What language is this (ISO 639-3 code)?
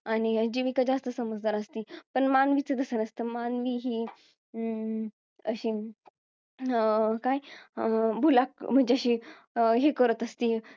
mar